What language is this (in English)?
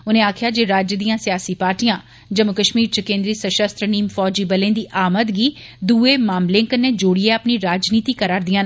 Dogri